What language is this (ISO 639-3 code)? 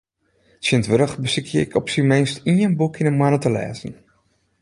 fry